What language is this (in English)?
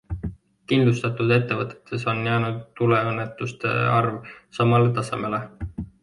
Estonian